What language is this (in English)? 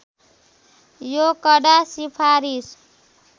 Nepali